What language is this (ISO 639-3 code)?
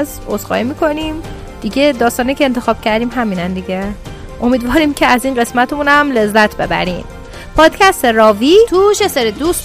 fas